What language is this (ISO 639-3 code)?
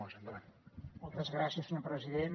cat